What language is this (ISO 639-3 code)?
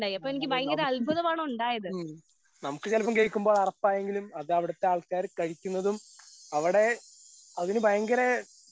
mal